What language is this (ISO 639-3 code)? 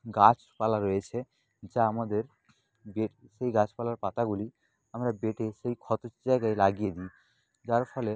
ben